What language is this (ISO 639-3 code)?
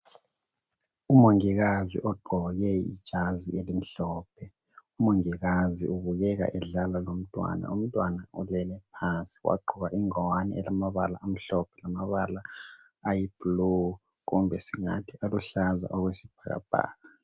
nde